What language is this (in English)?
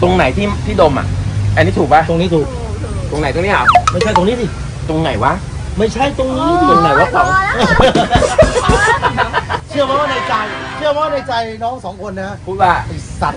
Thai